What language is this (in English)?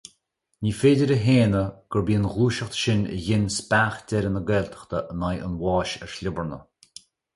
Irish